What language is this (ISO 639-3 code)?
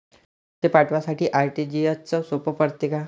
mar